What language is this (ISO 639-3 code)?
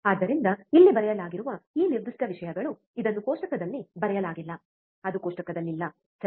kan